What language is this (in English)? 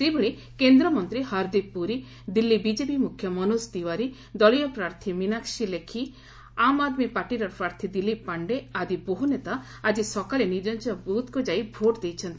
Odia